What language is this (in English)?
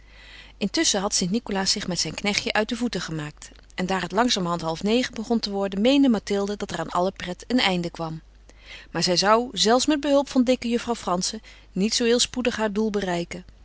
Dutch